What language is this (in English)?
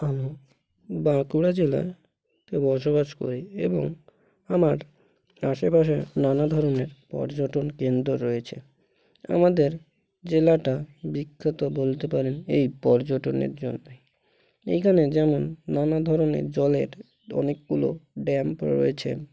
Bangla